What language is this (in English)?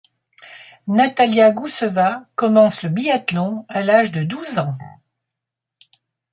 French